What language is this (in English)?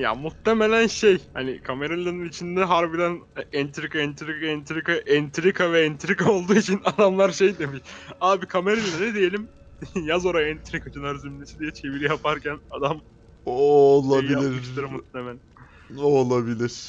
Turkish